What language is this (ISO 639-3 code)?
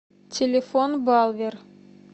rus